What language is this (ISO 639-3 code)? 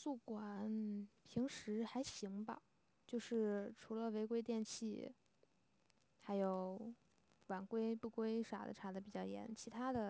zho